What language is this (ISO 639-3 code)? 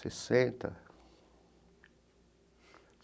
por